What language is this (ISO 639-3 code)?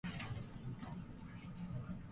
jpn